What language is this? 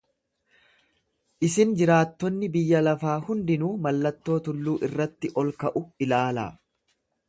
Oromo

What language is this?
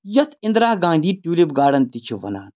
Kashmiri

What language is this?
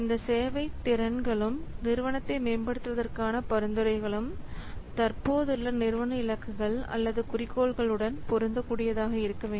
Tamil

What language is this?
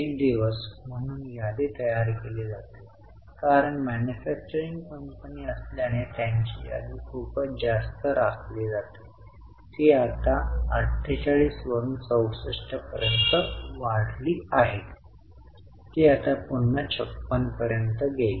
Marathi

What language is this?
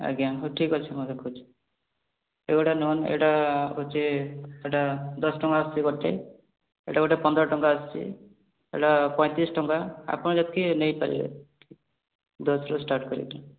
Odia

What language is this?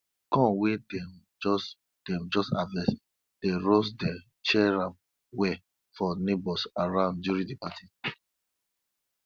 Nigerian Pidgin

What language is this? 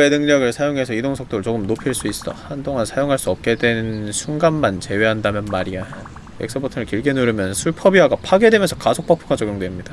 Korean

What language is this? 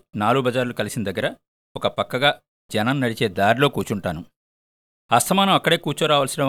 Telugu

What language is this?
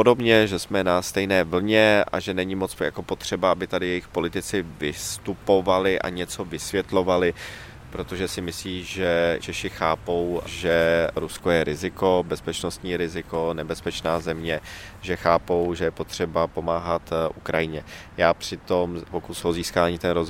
Czech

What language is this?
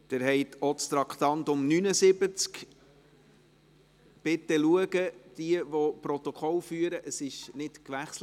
Swiss German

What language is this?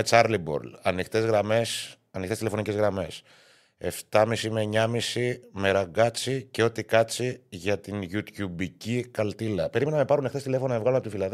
Greek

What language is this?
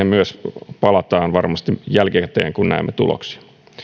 Finnish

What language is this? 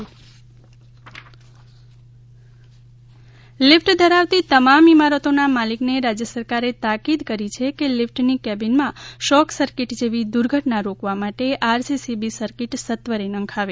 Gujarati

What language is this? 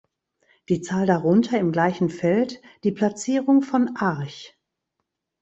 German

